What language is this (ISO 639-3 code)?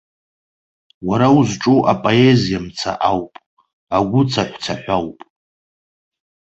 abk